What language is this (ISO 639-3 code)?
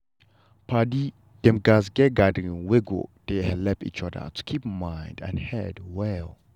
pcm